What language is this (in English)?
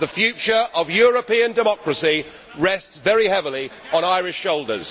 English